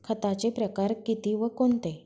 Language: Marathi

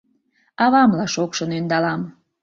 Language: Mari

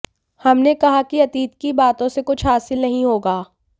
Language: Hindi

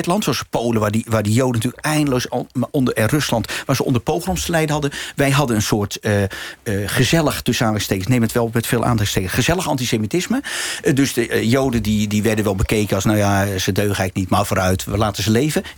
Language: Dutch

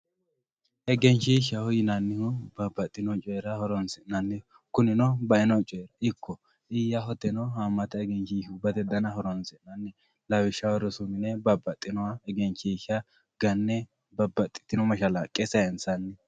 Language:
Sidamo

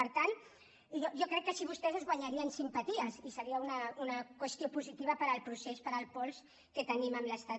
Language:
Catalan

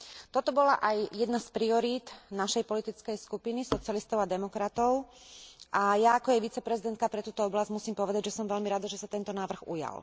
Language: Slovak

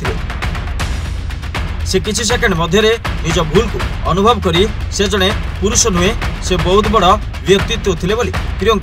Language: Indonesian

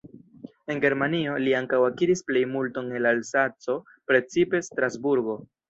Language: Esperanto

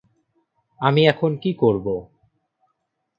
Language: Bangla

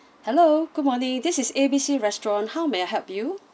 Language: English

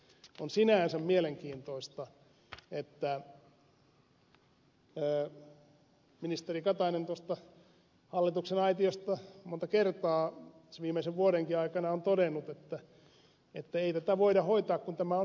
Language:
Finnish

